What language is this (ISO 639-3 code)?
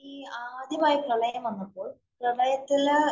mal